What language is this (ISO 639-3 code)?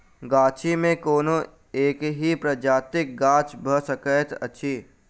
mai